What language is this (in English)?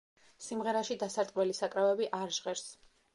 Georgian